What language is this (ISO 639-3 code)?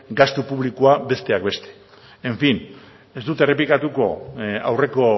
eus